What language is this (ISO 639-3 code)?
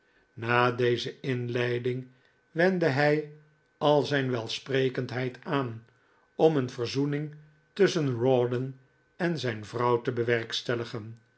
nld